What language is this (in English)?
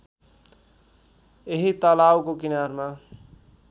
Nepali